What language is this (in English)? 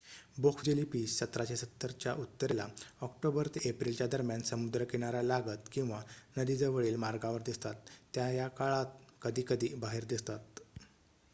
Marathi